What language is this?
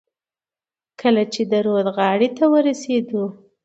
Pashto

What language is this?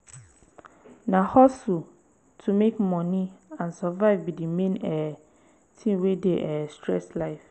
Nigerian Pidgin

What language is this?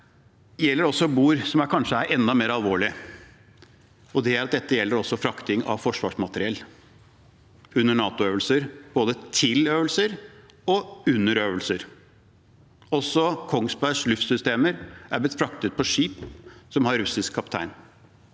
Norwegian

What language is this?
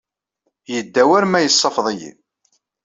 Kabyle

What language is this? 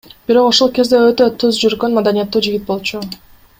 Kyrgyz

